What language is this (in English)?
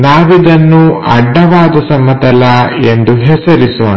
Kannada